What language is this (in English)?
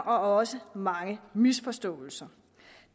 Danish